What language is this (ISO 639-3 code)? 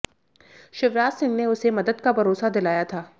hin